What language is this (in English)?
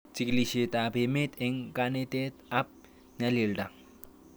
Kalenjin